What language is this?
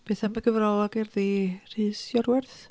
Welsh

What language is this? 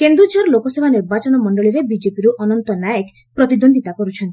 Odia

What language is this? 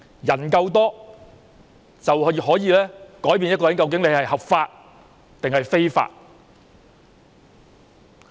Cantonese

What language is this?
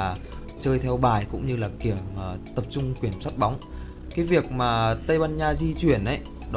Vietnamese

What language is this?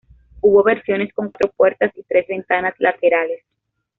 Spanish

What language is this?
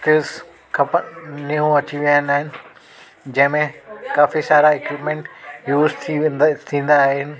Sindhi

